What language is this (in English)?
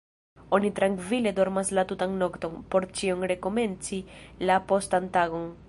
Esperanto